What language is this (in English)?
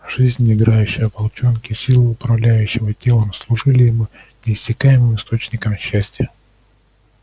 Russian